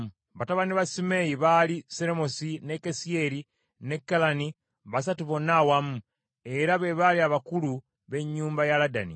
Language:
Ganda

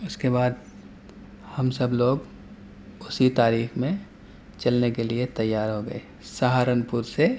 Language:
Urdu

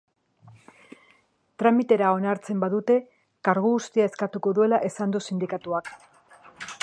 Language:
Basque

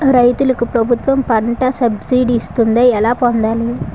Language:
Telugu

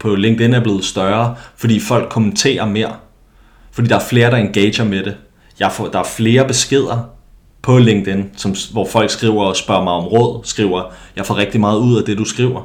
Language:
Danish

